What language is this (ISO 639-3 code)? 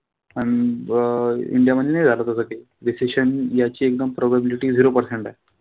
mar